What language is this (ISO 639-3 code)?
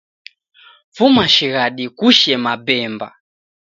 dav